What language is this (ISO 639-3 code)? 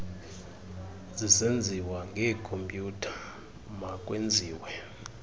xho